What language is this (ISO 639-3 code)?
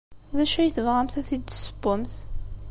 kab